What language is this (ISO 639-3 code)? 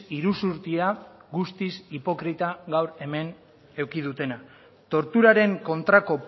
eus